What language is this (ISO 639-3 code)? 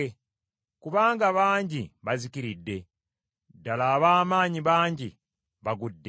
lug